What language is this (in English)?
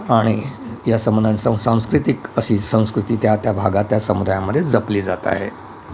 Marathi